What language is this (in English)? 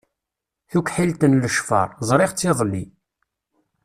Kabyle